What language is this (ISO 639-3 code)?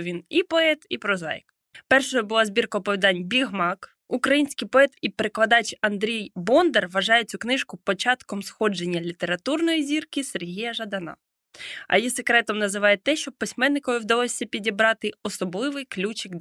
ukr